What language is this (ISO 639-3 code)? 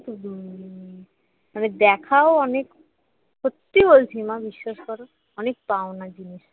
ben